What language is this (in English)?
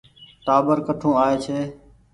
Goaria